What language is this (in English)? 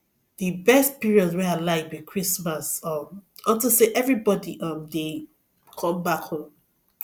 Nigerian Pidgin